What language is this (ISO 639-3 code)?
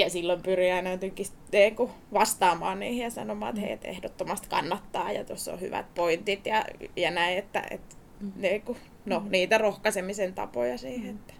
fin